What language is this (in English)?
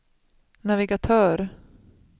Swedish